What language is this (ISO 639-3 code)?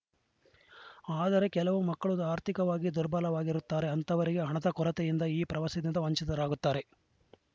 kan